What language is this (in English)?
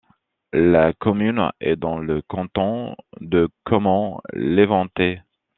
French